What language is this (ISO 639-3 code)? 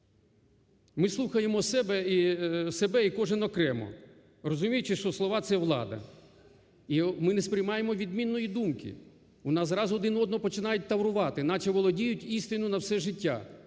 ukr